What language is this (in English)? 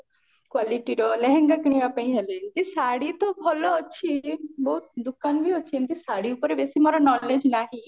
Odia